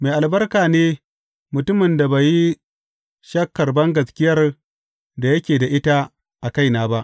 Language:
Hausa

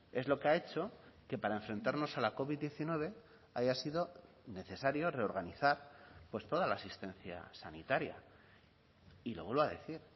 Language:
Spanish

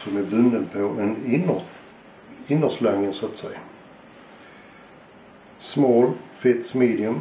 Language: Swedish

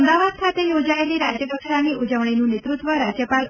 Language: Gujarati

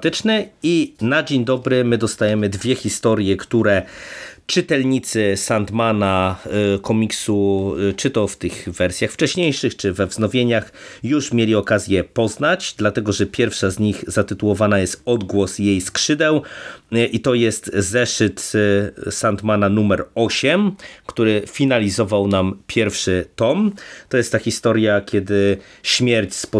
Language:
Polish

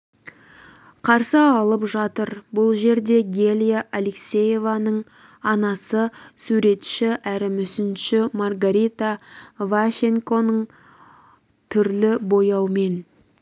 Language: Kazakh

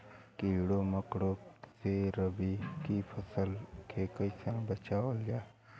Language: Bhojpuri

